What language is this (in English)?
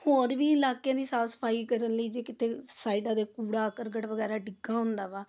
Punjabi